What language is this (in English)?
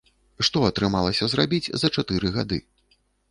Belarusian